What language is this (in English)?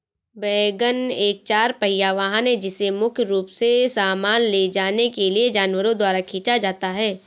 Hindi